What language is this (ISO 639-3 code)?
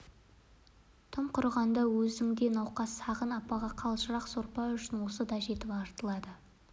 kaz